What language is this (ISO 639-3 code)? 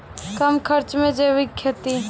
mai